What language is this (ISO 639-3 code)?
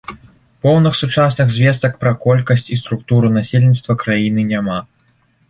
bel